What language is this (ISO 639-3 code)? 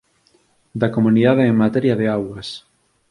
glg